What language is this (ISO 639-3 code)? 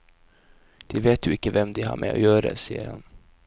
nor